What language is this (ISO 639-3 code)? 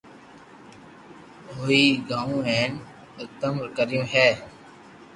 lrk